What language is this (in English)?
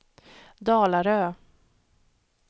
Swedish